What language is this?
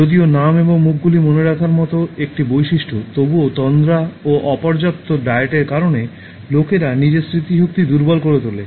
Bangla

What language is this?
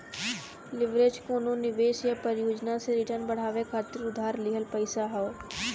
Bhojpuri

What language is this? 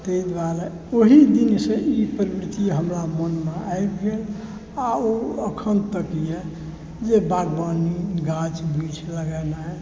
Maithili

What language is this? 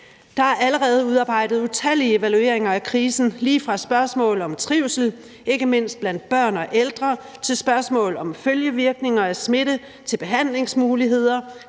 Danish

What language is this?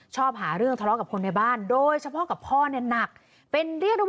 Thai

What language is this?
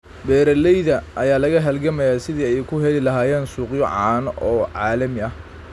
Somali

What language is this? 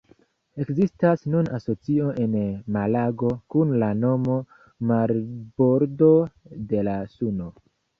Esperanto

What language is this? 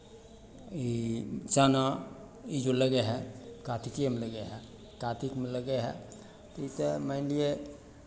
Maithili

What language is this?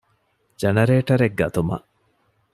Divehi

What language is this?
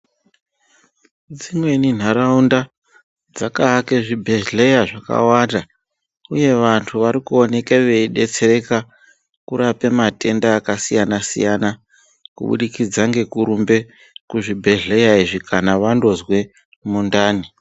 Ndau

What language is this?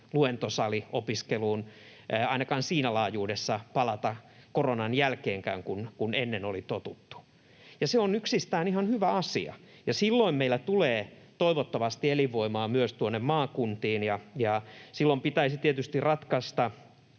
Finnish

